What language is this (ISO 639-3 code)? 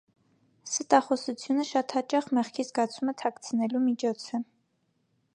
hye